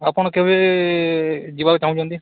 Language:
Odia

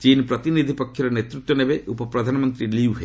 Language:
Odia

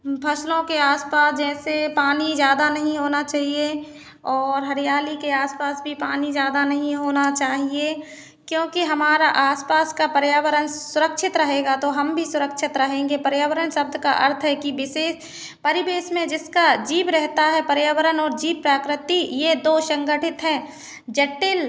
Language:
Hindi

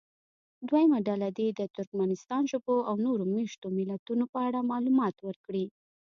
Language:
Pashto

